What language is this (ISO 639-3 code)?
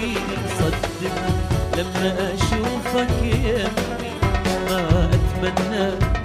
ara